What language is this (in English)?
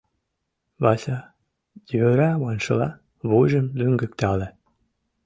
Mari